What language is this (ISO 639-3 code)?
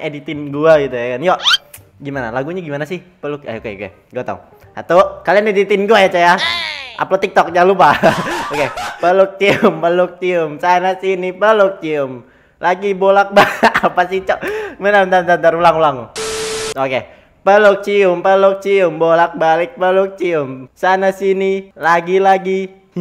ind